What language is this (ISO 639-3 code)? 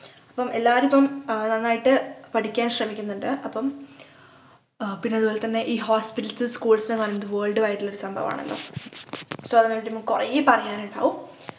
mal